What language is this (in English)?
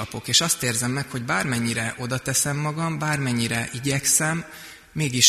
Hungarian